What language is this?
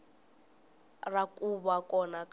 Tsonga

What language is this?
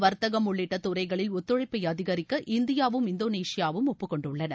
Tamil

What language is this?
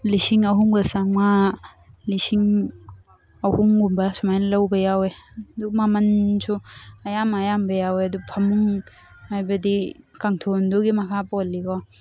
Manipuri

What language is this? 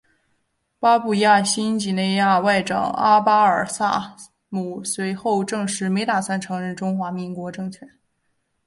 Chinese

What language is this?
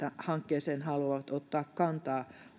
Finnish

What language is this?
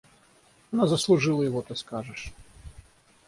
Russian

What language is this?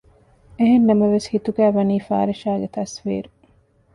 Divehi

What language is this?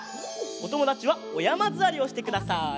Japanese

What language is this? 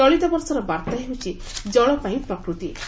Odia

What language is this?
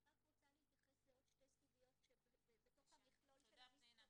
Hebrew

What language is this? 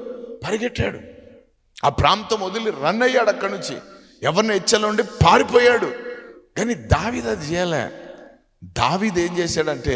Telugu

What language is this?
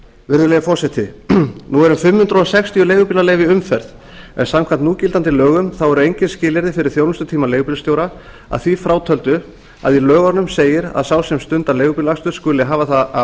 Icelandic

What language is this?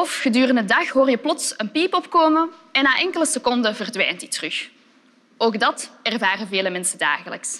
Dutch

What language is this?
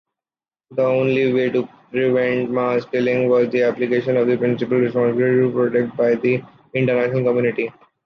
English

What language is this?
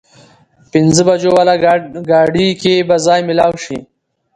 Pashto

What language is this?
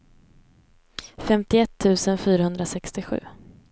Swedish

